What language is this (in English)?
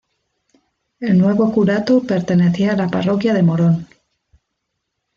Spanish